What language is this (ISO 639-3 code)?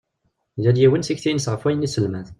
kab